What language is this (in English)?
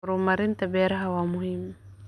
Somali